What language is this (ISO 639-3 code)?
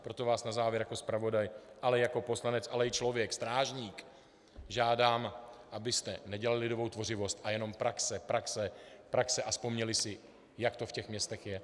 ces